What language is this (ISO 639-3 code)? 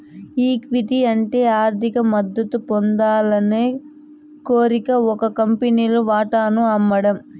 tel